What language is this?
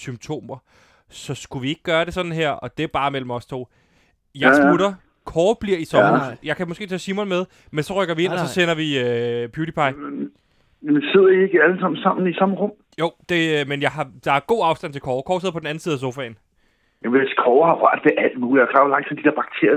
Danish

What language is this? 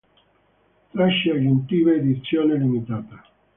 Italian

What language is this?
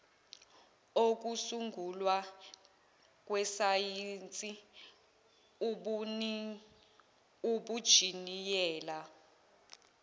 Zulu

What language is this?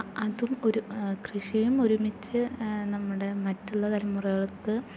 Malayalam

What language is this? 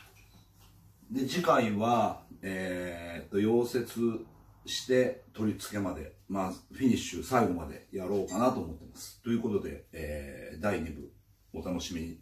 Japanese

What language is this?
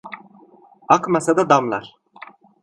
Turkish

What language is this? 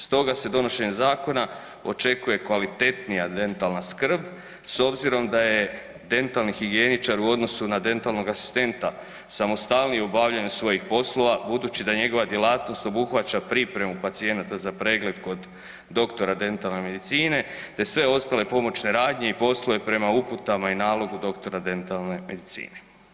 Croatian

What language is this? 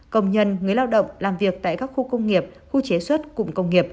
Vietnamese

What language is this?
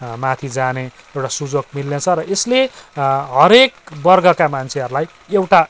Nepali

